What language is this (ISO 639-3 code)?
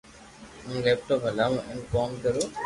lrk